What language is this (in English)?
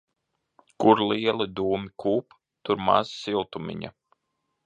Latvian